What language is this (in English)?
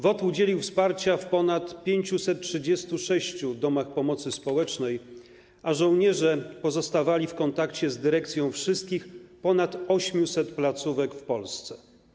Polish